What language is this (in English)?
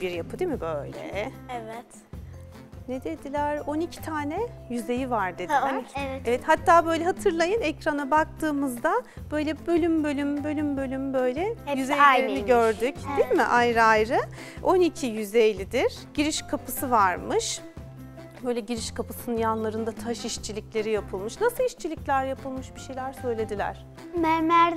Turkish